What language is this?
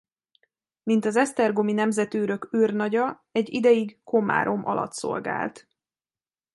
Hungarian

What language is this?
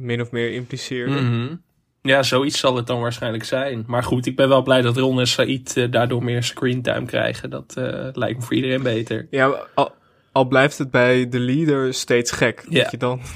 Dutch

